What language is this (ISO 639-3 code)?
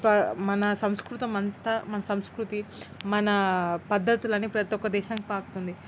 tel